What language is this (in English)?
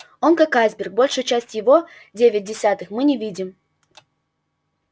Russian